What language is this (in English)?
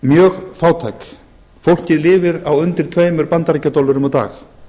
Icelandic